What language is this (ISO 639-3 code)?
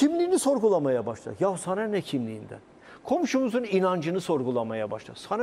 tur